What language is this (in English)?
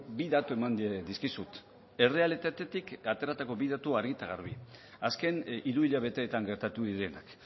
Basque